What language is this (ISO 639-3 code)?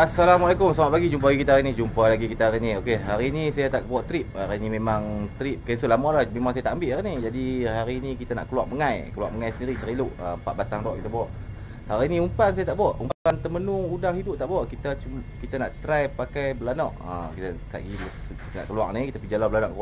msa